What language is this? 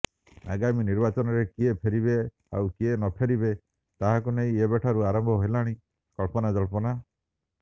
Odia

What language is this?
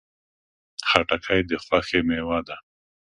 Pashto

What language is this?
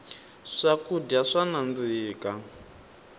Tsonga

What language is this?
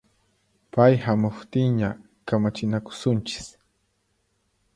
Puno Quechua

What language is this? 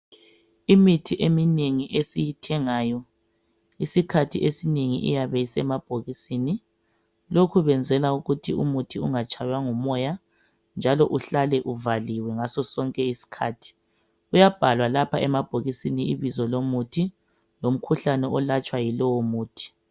North Ndebele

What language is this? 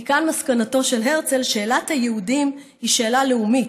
Hebrew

